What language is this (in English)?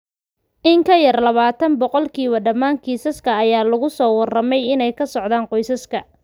Somali